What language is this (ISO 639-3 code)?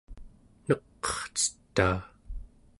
esu